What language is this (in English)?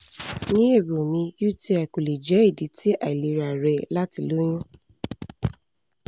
Yoruba